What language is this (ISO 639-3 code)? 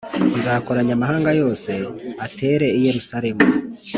kin